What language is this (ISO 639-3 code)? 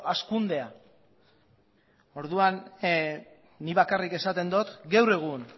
eus